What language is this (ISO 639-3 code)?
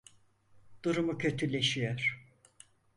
tur